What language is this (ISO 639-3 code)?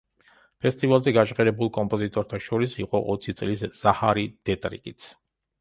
kat